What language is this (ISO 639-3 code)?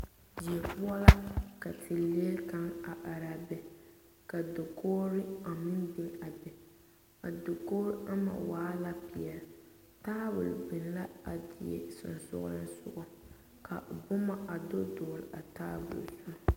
dga